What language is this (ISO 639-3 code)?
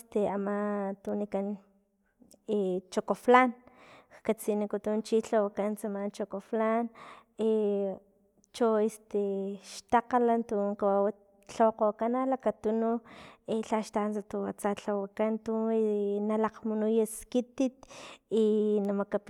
tlp